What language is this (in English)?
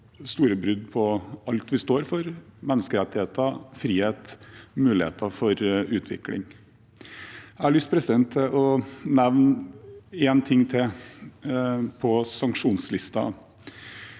Norwegian